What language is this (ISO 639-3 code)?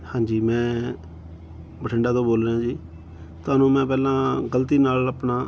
pan